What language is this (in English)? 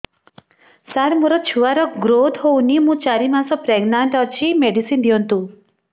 Odia